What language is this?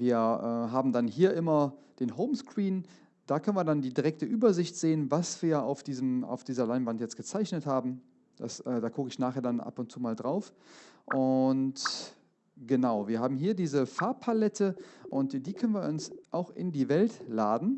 German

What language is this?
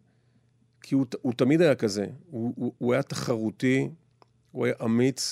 Hebrew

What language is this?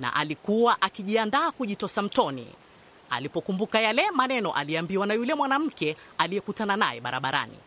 Swahili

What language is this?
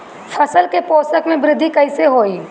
Bhojpuri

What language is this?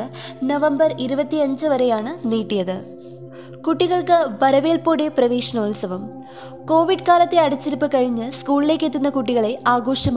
Malayalam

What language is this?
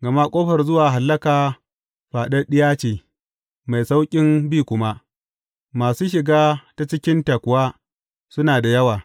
Hausa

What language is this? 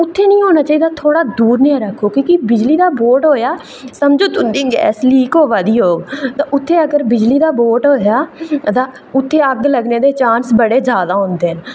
Dogri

